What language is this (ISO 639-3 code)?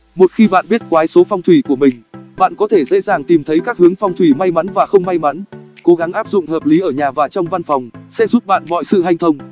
vie